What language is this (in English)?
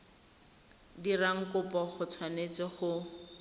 Tswana